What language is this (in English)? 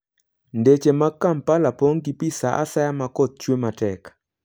Luo (Kenya and Tanzania)